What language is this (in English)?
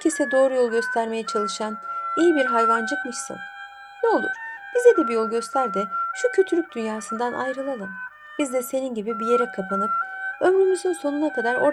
Turkish